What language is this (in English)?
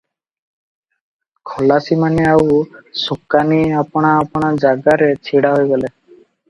Odia